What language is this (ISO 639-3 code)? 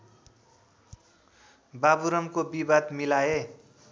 nep